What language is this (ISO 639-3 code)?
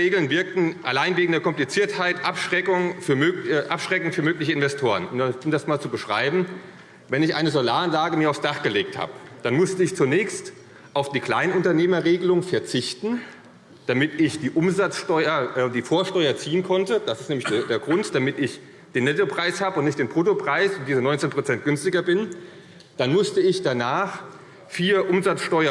deu